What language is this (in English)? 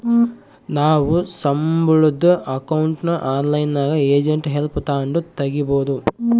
Kannada